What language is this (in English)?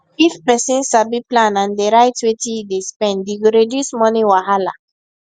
Nigerian Pidgin